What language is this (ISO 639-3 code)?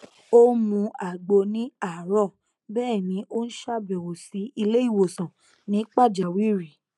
yor